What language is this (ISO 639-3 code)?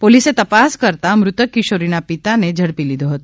guj